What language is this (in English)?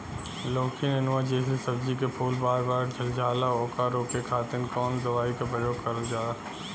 Bhojpuri